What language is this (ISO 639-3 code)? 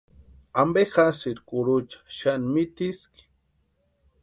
pua